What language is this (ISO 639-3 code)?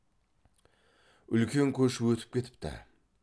kaz